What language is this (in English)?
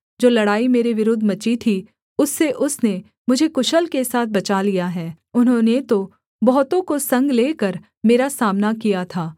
Hindi